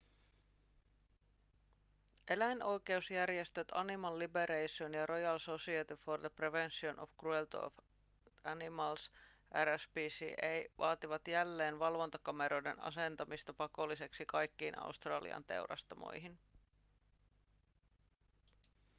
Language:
Finnish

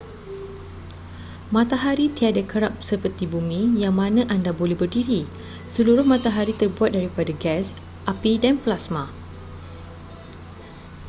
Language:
Malay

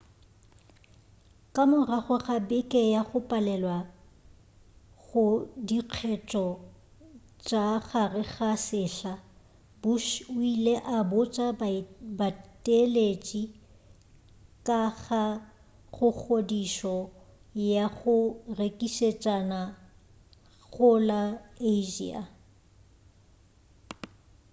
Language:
Northern Sotho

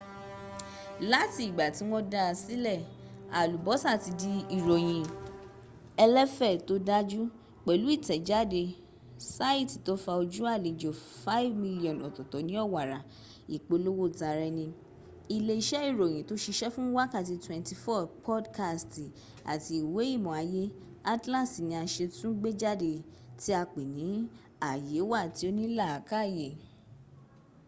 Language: Yoruba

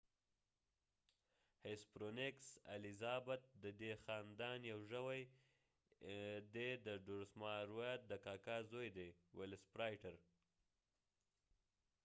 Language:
Pashto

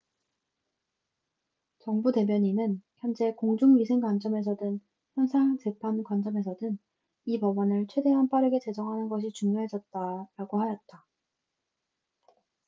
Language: Korean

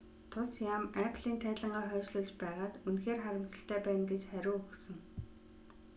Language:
Mongolian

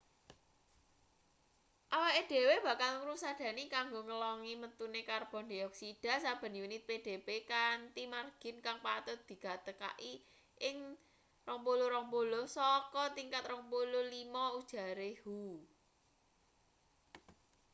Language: Javanese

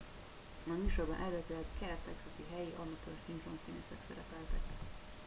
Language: Hungarian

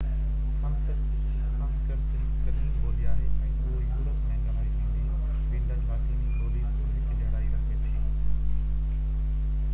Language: Sindhi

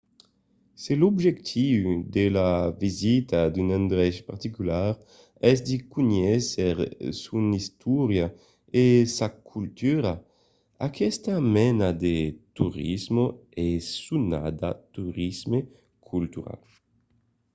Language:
Occitan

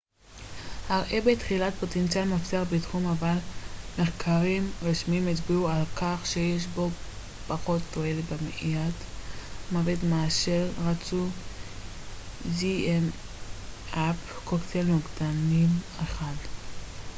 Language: Hebrew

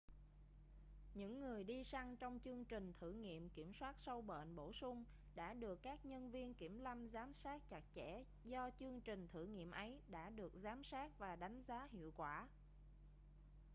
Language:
Vietnamese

